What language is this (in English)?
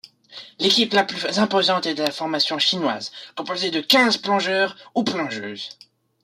French